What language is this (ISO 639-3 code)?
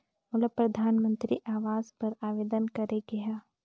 hne